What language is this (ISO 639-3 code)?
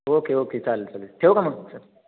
mar